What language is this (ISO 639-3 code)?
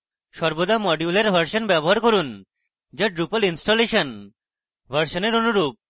ben